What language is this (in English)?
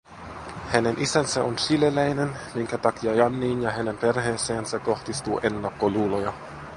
Finnish